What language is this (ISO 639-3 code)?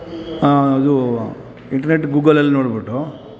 kan